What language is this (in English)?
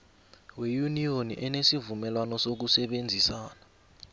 South Ndebele